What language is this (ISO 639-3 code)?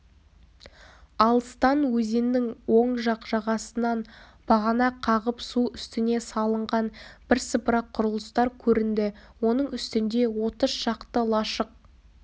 kaz